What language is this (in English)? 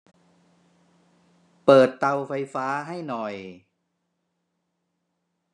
Thai